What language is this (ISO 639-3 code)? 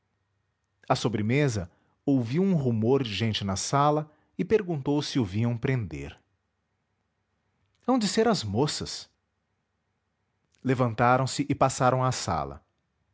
por